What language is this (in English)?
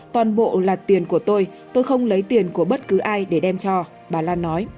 Vietnamese